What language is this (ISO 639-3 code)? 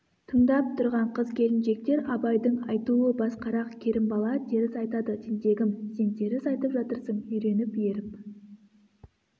kaz